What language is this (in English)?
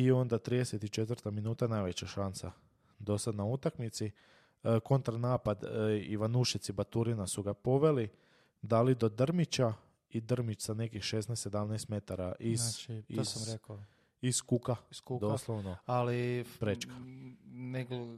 Croatian